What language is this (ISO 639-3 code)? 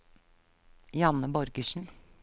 nor